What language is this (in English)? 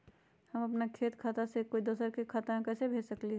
Magahi